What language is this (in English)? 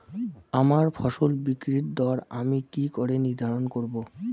Bangla